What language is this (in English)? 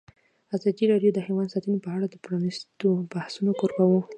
Pashto